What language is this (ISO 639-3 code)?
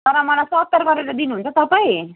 nep